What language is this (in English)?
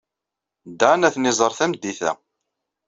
Kabyle